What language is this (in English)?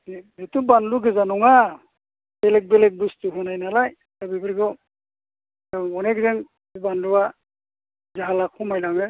Bodo